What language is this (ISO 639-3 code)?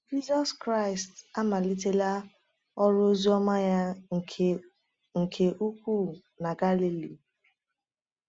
ibo